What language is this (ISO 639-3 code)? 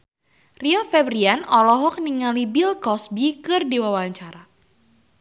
sun